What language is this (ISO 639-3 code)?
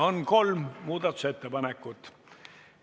est